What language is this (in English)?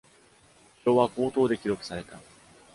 Japanese